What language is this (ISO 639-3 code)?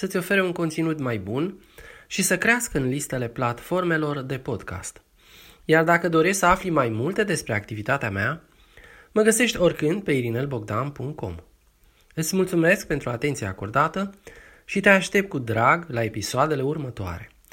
ron